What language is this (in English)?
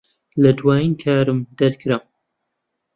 Central Kurdish